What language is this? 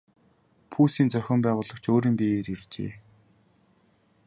Mongolian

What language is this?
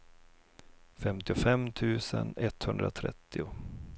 Swedish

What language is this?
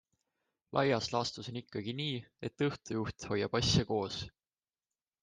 Estonian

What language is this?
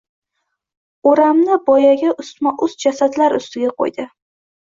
Uzbek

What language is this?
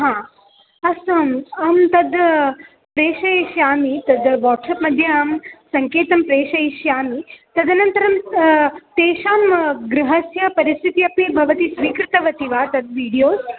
Sanskrit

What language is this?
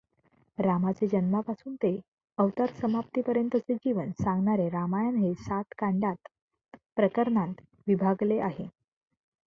Marathi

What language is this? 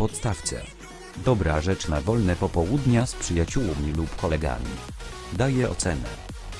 Polish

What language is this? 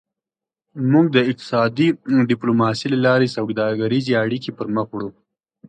Pashto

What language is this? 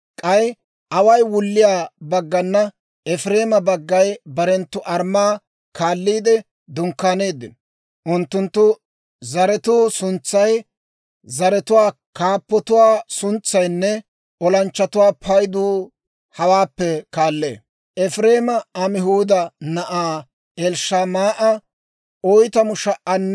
Dawro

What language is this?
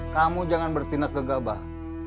Indonesian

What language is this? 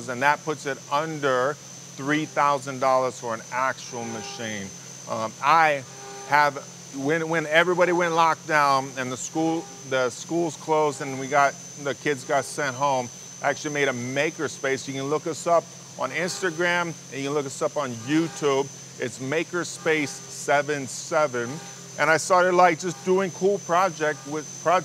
English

